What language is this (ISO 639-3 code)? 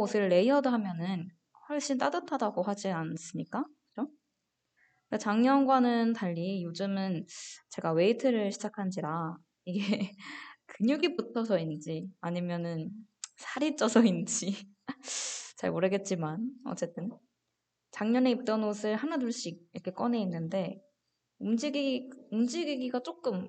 kor